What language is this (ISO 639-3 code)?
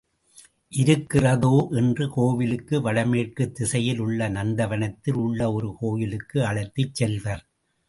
tam